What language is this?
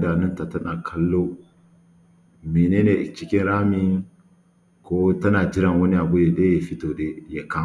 Hausa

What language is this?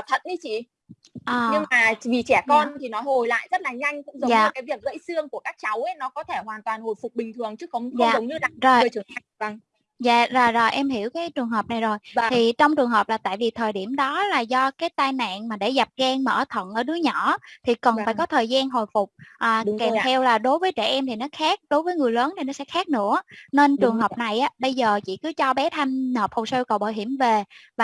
Vietnamese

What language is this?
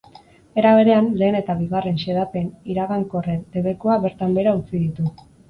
Basque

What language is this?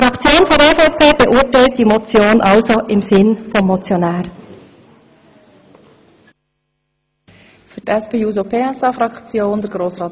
Swiss German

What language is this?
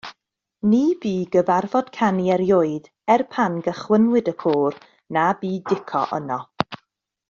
Welsh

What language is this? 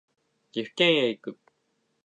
Japanese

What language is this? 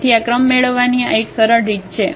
Gujarati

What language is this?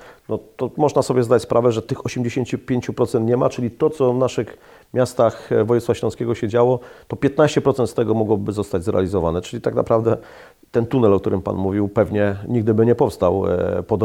Polish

